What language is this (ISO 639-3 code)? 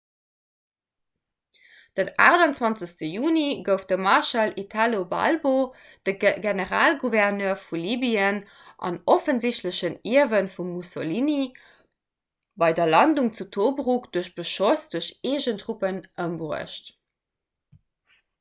ltz